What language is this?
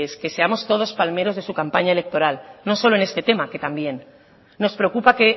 Spanish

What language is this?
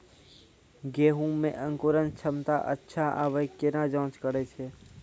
Maithili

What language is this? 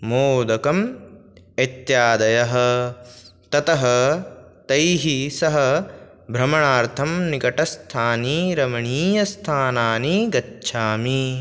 Sanskrit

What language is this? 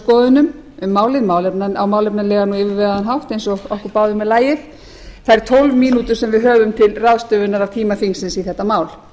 Icelandic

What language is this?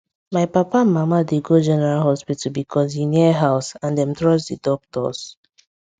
Nigerian Pidgin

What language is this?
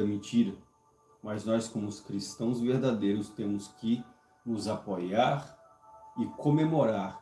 Portuguese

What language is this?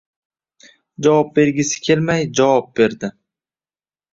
Uzbek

